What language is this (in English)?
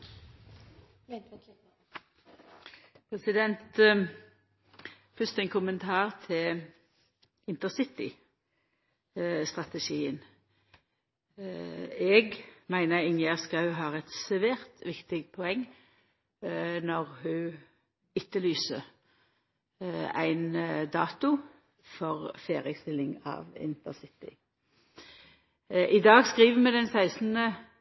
Norwegian Nynorsk